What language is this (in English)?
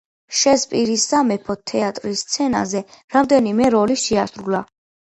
Georgian